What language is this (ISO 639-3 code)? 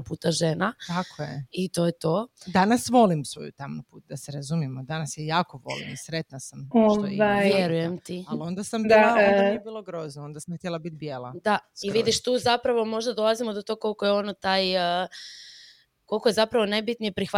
hrv